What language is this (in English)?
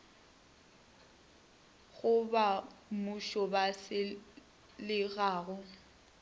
Northern Sotho